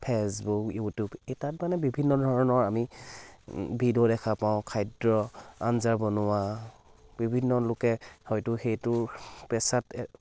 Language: Assamese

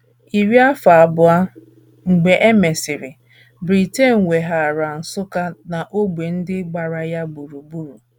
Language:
Igbo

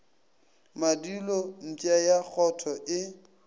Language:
Northern Sotho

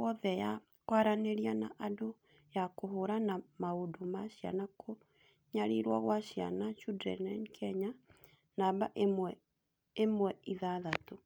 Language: Kikuyu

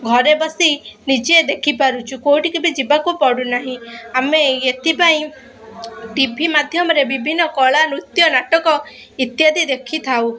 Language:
Odia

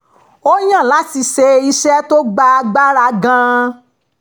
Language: Yoruba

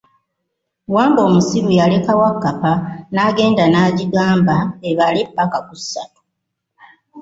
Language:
Ganda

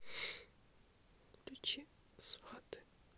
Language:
Russian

